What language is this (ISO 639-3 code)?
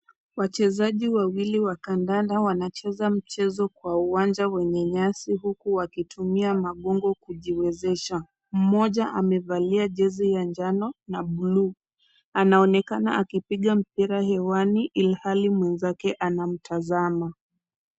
swa